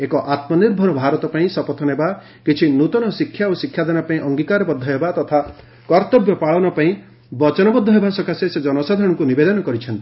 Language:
Odia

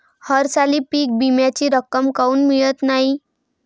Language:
Marathi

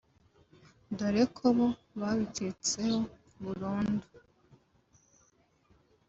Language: Kinyarwanda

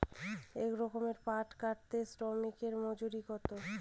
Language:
Bangla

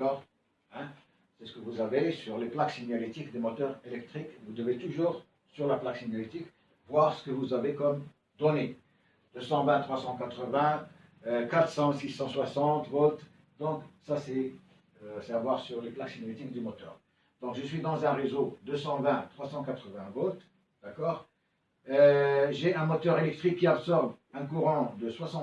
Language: French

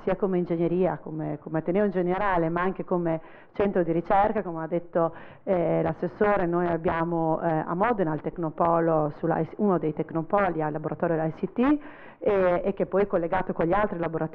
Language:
Italian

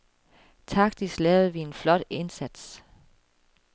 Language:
Danish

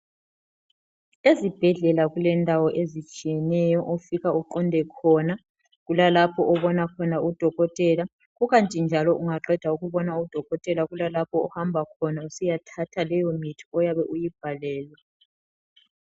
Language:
North Ndebele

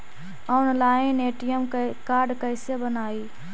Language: Magahi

